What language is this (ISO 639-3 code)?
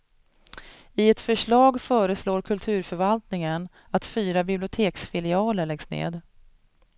swe